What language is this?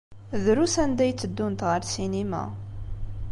Kabyle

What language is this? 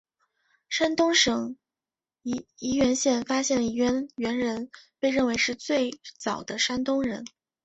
Chinese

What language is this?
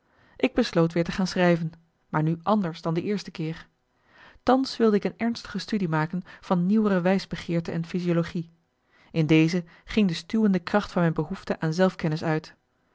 Dutch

